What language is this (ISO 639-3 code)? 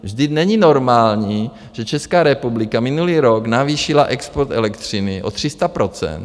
ces